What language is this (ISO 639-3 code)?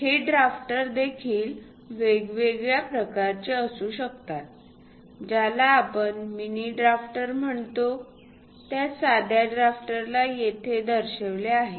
mar